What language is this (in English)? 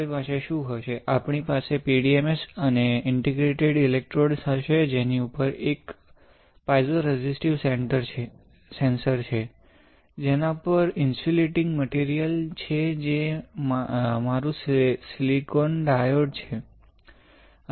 Gujarati